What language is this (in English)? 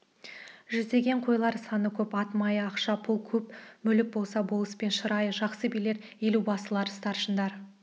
Kazakh